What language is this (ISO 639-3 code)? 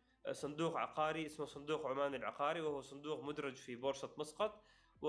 ara